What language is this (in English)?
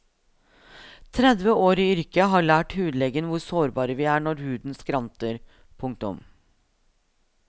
Norwegian